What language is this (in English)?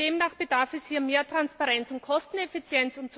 German